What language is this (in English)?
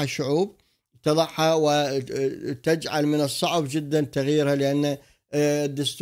Arabic